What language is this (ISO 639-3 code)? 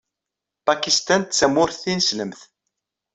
kab